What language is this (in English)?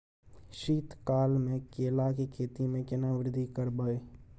Maithili